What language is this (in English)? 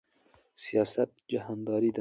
Pashto